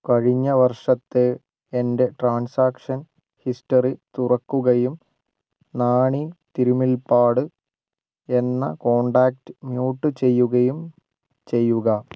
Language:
Malayalam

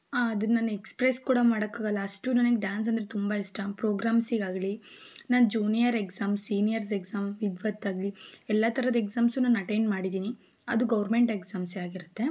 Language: Kannada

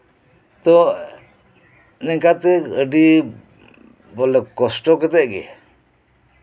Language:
Santali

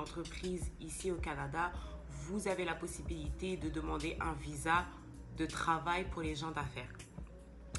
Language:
French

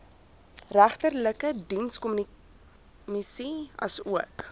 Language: Afrikaans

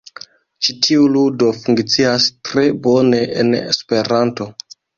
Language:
Esperanto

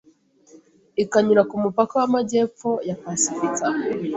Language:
Kinyarwanda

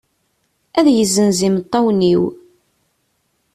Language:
Kabyle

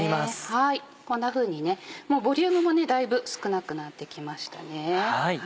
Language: Japanese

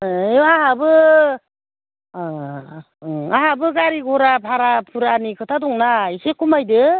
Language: Bodo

